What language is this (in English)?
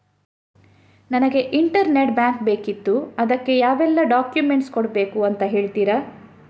Kannada